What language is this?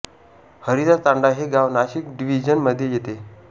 Marathi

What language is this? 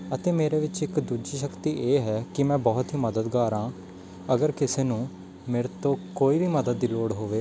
Punjabi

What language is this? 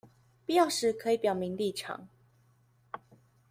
Chinese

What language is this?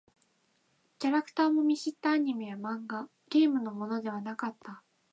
Japanese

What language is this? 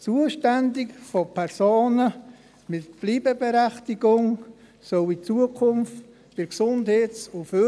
Swiss German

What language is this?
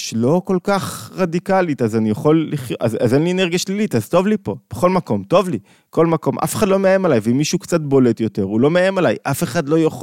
Hebrew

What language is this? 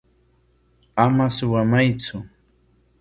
Corongo Ancash Quechua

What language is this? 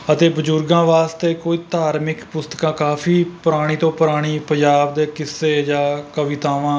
Punjabi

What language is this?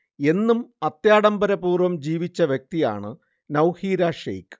Malayalam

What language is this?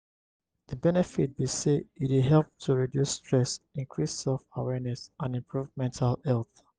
Nigerian Pidgin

